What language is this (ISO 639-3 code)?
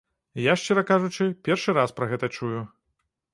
bel